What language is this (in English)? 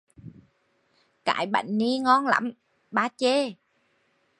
Vietnamese